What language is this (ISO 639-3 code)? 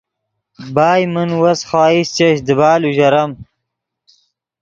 ydg